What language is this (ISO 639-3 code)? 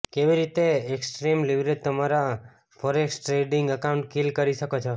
guj